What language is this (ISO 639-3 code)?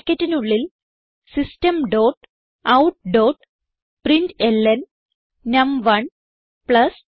mal